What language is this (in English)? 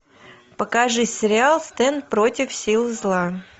Russian